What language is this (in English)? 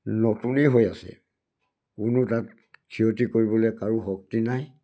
Assamese